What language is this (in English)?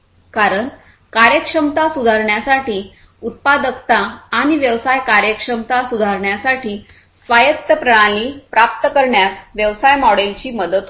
Marathi